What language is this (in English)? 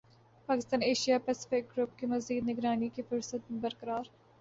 Urdu